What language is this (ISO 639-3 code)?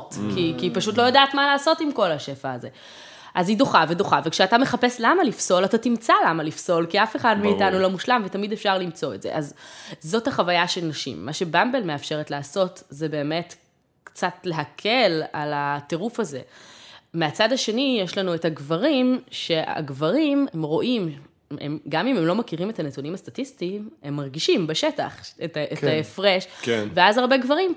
heb